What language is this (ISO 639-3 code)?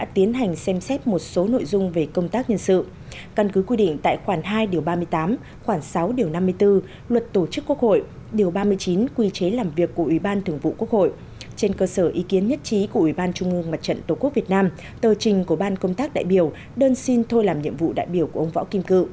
vie